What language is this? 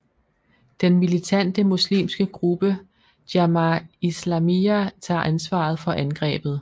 Danish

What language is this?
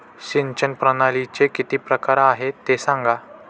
Marathi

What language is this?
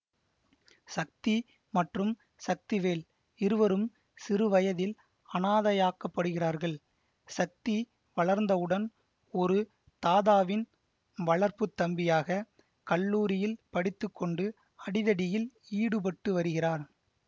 Tamil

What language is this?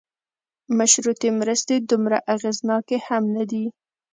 Pashto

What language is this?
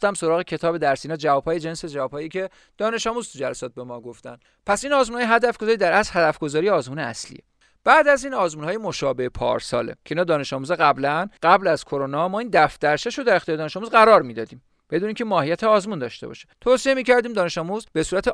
Persian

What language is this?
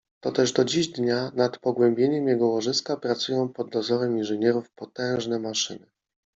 Polish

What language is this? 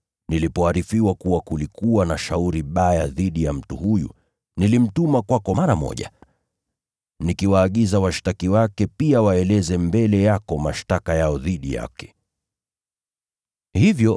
Swahili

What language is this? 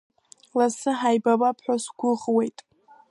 Abkhazian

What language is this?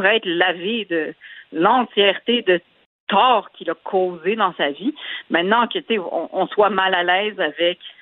French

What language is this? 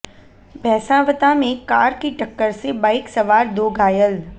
Hindi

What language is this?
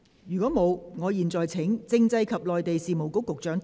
Cantonese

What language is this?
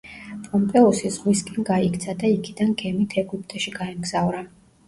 Georgian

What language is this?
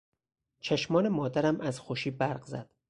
Persian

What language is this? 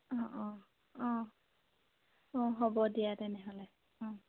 Assamese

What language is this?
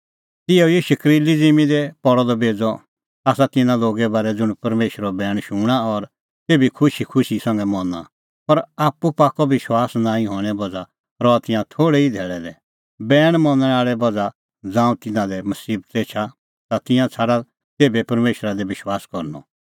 Kullu Pahari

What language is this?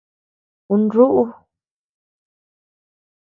Tepeuxila Cuicatec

